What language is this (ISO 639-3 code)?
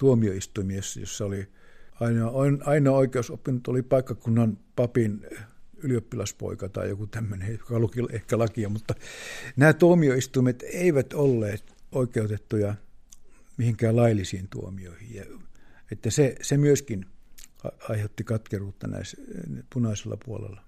fin